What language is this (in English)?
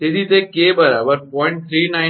Gujarati